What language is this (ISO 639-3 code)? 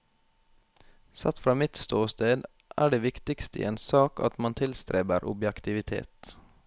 nor